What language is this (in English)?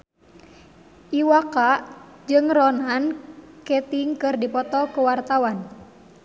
Sundanese